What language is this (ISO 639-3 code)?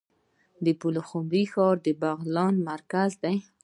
pus